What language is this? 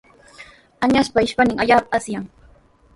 Sihuas Ancash Quechua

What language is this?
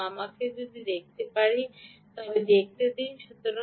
Bangla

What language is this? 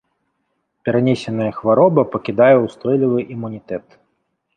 Belarusian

